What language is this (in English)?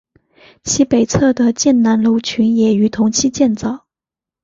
Chinese